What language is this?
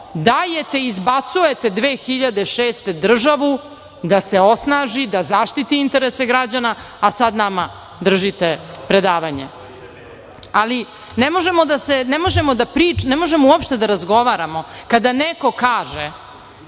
Serbian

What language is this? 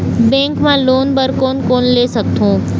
Chhattisgarhi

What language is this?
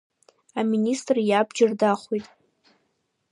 Abkhazian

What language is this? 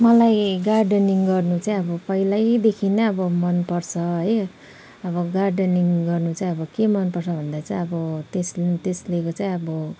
Nepali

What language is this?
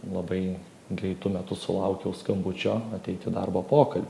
Lithuanian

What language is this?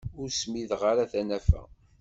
Kabyle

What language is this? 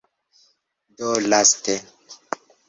Esperanto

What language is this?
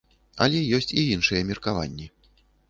Belarusian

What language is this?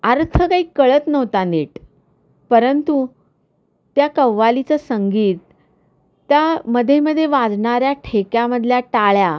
Marathi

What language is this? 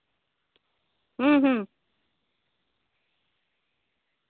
Santali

